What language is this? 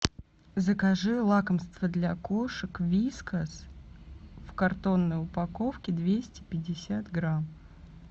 Russian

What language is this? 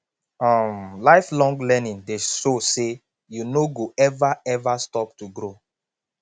Nigerian Pidgin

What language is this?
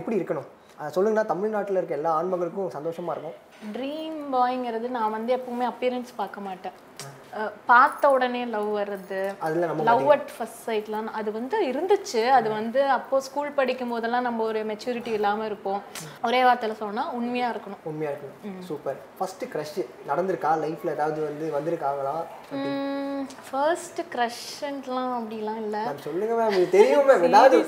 Tamil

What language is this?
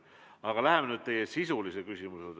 Estonian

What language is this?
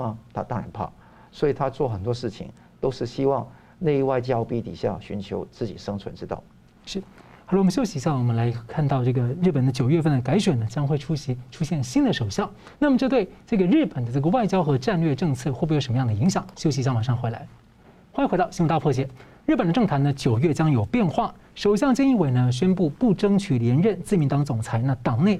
Chinese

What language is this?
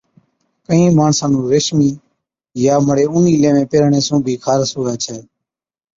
Od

